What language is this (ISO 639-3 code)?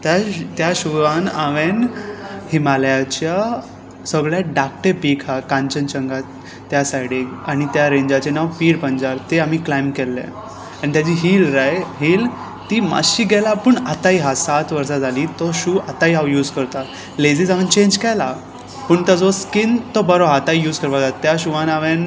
kok